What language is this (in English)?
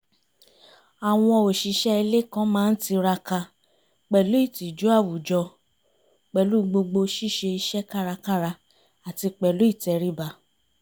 Yoruba